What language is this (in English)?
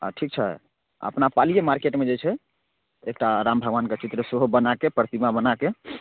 Maithili